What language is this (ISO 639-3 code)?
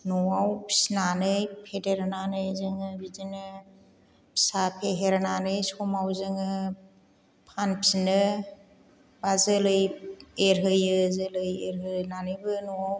brx